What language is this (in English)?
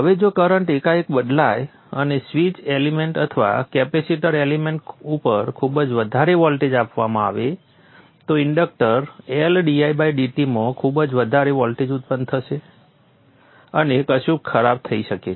Gujarati